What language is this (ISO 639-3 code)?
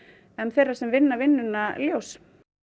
isl